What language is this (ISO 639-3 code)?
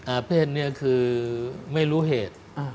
tha